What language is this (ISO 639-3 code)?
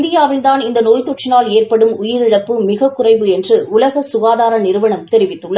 tam